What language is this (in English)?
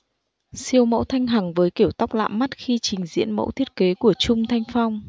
Vietnamese